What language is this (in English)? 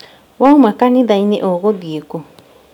Kikuyu